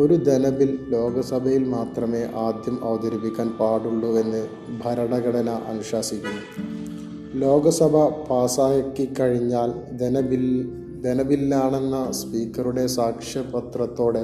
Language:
Malayalam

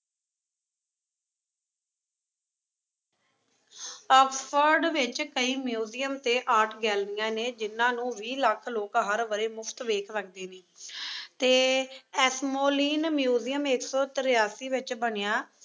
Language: Punjabi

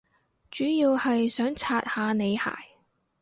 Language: Cantonese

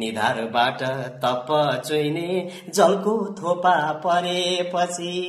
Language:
Hindi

